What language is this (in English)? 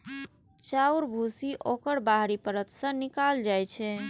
Maithili